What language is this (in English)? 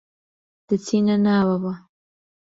Central Kurdish